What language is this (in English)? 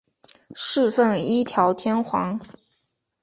Chinese